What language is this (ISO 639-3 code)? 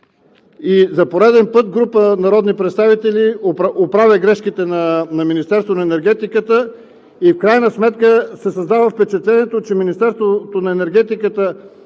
bul